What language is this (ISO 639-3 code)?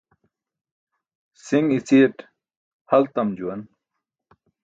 bsk